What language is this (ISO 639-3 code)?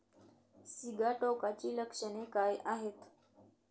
mar